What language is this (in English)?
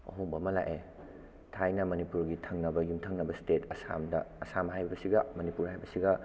Manipuri